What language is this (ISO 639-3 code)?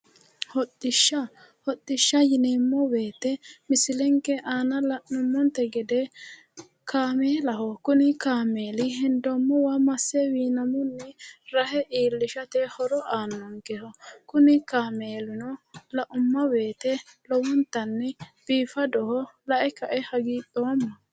sid